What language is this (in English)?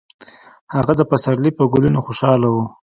Pashto